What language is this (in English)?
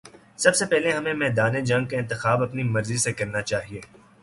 Urdu